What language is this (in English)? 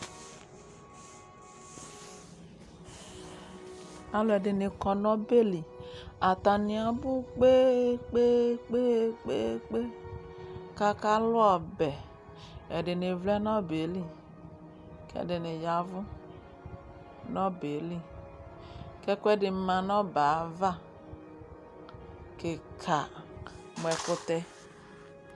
Ikposo